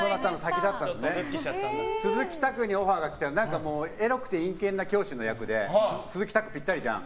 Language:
Japanese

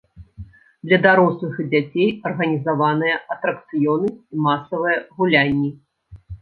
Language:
Belarusian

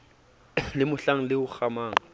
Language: Southern Sotho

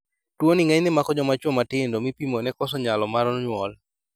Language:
Luo (Kenya and Tanzania)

